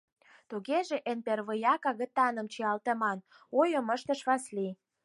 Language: Mari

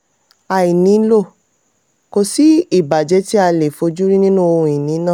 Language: Yoruba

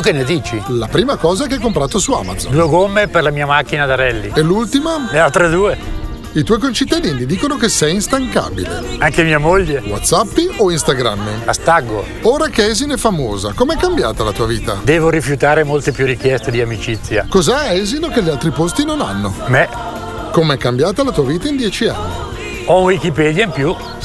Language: Italian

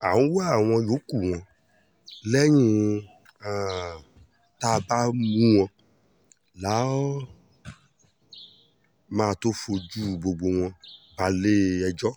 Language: Yoruba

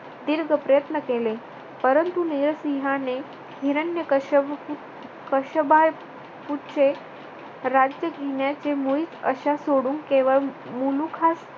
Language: Marathi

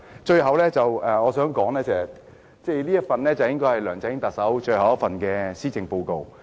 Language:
Cantonese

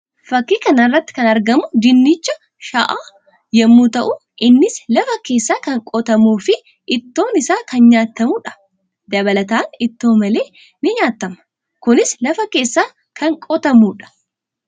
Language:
Oromo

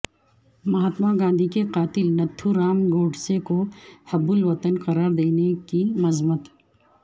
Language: Urdu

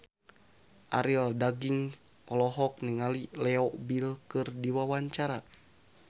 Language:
Sundanese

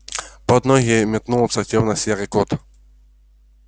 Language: Russian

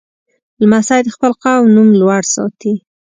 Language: Pashto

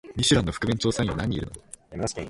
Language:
Japanese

